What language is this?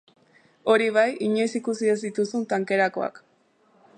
Basque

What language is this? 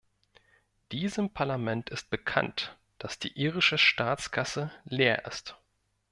German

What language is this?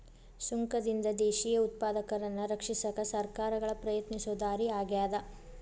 Kannada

